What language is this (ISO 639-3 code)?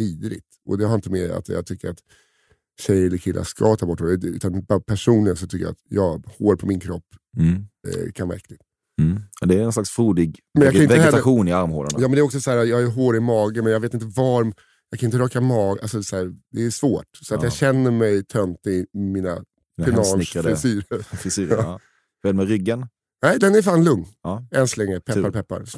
swe